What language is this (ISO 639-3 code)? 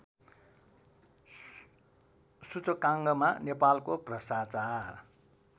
nep